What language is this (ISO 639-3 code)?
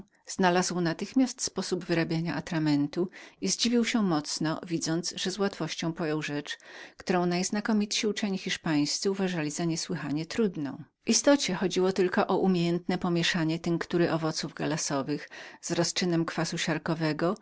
pol